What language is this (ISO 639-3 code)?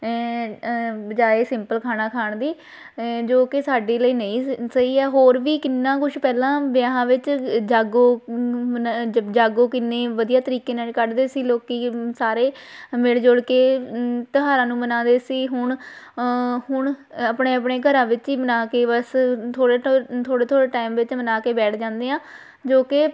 pan